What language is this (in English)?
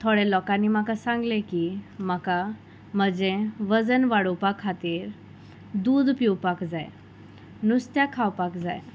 Konkani